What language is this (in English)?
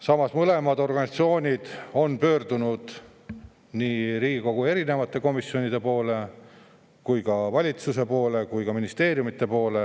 Estonian